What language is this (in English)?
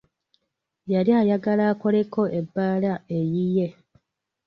Ganda